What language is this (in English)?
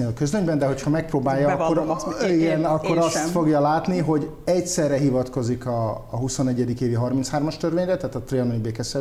Hungarian